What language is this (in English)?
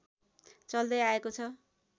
Nepali